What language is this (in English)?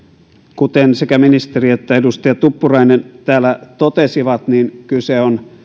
Finnish